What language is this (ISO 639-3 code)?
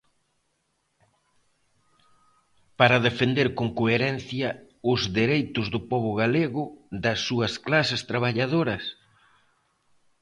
glg